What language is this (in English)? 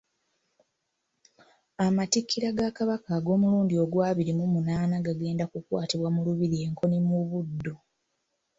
Ganda